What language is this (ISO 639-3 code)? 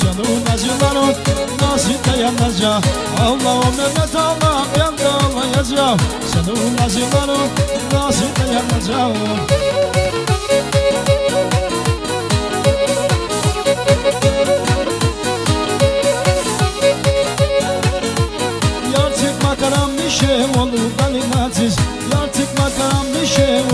ara